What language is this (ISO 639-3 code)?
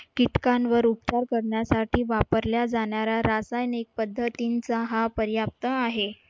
mar